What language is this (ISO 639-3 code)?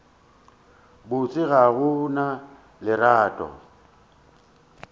nso